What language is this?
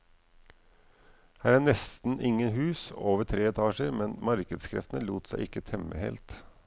Norwegian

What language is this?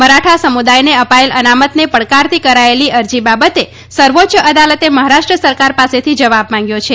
Gujarati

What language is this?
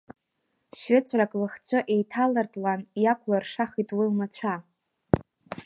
Abkhazian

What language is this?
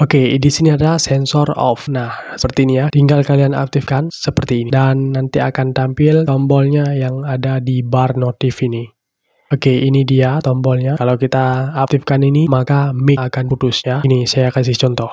Indonesian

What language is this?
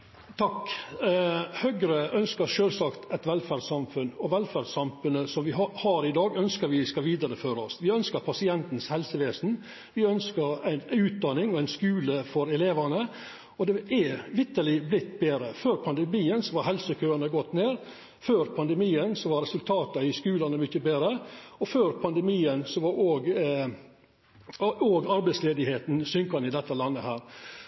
Norwegian Nynorsk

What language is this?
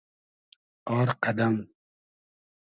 Hazaragi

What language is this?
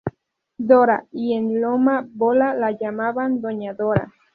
Spanish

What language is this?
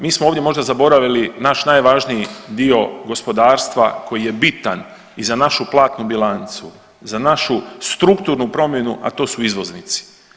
Croatian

